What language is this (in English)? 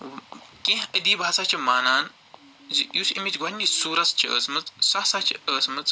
Kashmiri